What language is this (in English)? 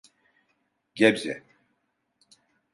Turkish